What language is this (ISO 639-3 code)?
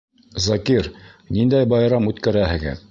bak